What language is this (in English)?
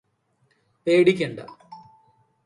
Malayalam